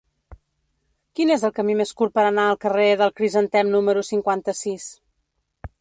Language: Catalan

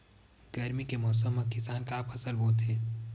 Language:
Chhattisgarhi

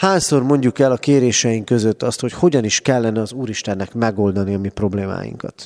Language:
Hungarian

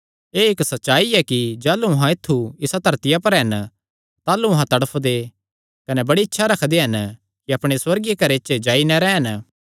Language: Kangri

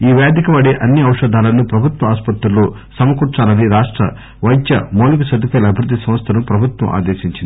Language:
Telugu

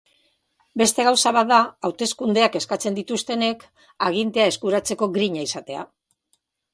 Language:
Basque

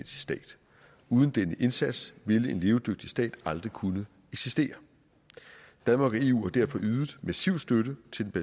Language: Danish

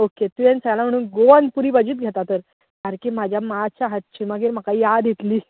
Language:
Konkani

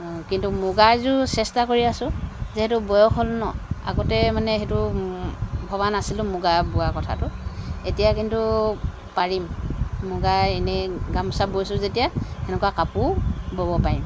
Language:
Assamese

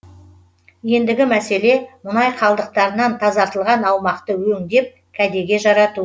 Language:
Kazakh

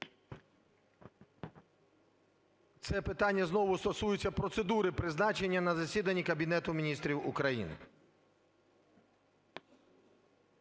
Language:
Ukrainian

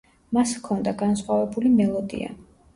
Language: Georgian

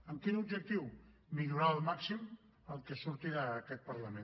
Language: Catalan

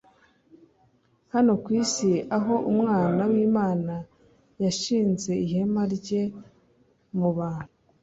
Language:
Kinyarwanda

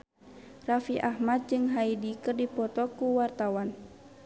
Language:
Sundanese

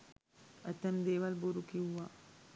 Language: Sinhala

